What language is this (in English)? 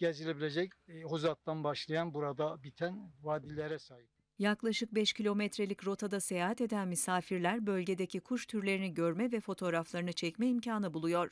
Turkish